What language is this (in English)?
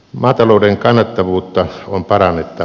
Finnish